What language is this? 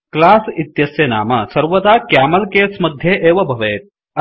Sanskrit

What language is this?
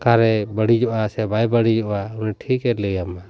Santali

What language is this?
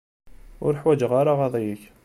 Kabyle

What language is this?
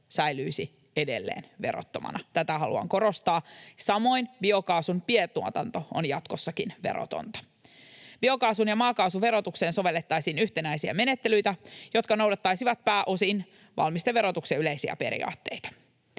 Finnish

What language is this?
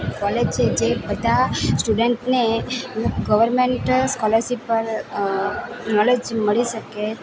Gujarati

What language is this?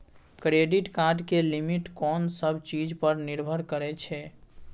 Maithili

